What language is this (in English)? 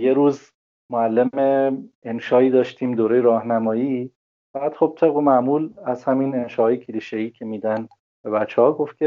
Persian